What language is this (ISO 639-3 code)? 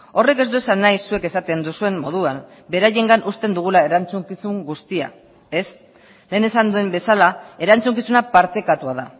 eus